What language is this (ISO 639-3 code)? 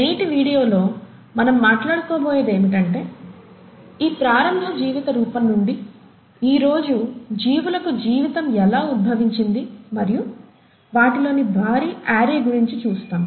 tel